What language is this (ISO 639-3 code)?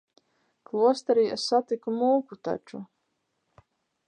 lav